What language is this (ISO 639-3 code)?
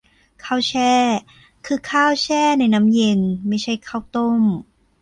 tha